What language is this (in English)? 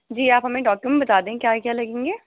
Urdu